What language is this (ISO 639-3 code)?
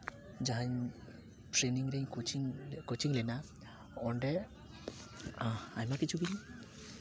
sat